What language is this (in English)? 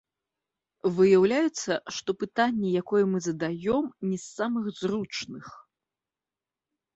Belarusian